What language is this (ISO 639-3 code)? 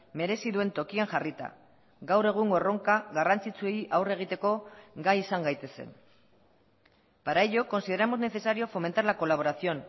eus